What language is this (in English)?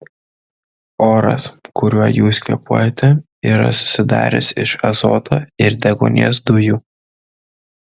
Lithuanian